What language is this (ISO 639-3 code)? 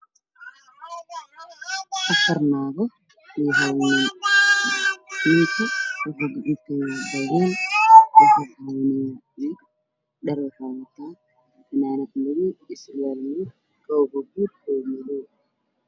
som